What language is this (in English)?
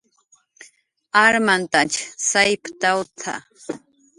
Jaqaru